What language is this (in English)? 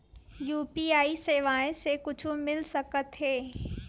Chhattisgarhi